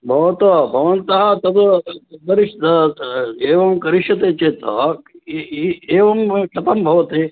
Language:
Sanskrit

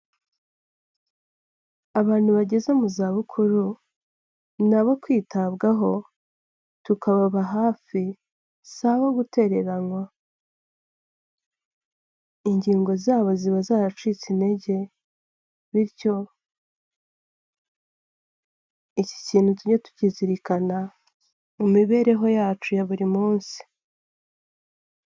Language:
Kinyarwanda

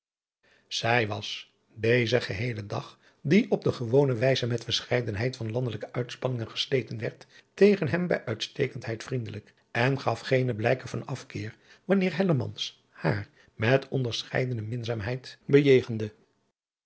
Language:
Dutch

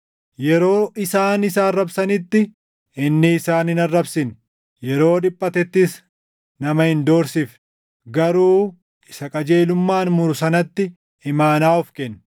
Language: Oromo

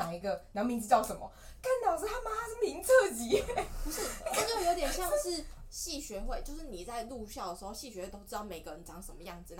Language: Chinese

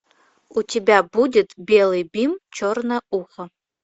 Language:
Russian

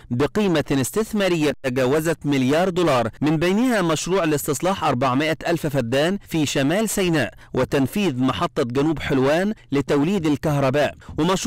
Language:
Arabic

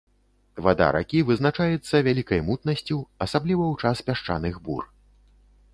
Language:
Belarusian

